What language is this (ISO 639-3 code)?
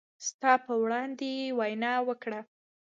pus